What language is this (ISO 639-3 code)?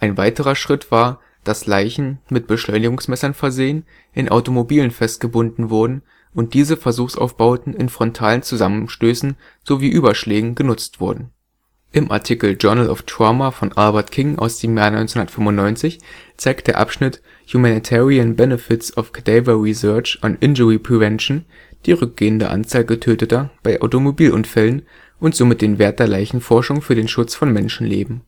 deu